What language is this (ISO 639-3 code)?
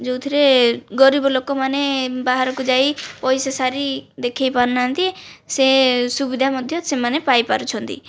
ori